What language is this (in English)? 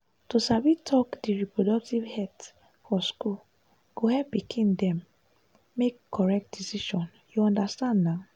Nigerian Pidgin